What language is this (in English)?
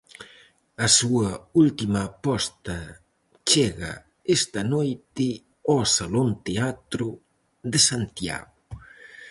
Galician